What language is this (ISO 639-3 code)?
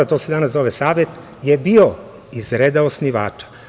srp